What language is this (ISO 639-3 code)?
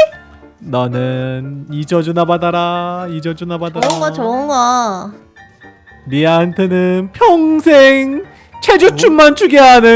kor